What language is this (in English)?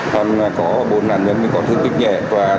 Vietnamese